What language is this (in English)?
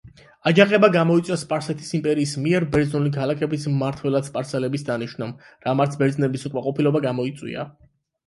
Georgian